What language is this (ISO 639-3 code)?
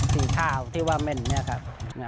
tha